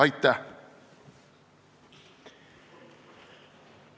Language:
Estonian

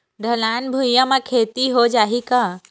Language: Chhattisgarhi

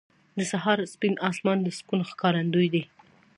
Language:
Pashto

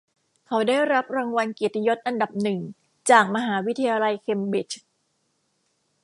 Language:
Thai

